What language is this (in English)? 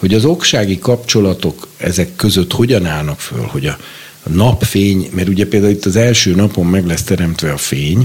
Hungarian